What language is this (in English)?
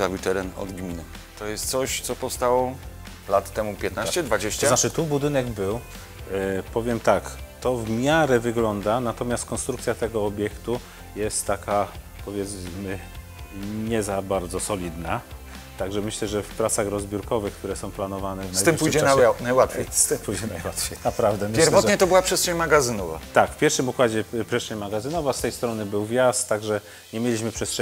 Polish